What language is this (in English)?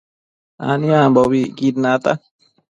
Matsés